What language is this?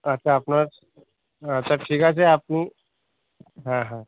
Bangla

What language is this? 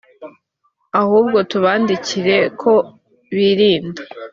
Kinyarwanda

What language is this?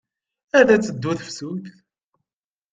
Kabyle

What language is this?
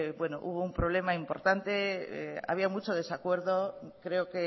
Spanish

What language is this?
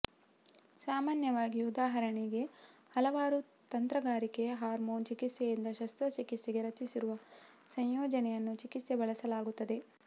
Kannada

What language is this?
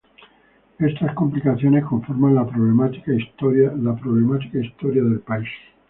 Spanish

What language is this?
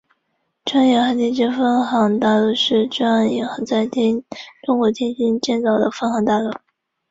Chinese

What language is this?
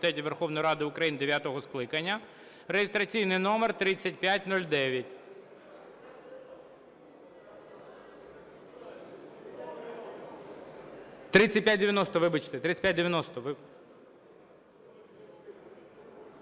Ukrainian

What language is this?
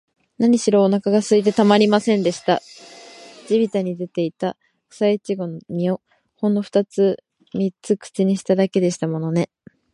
Japanese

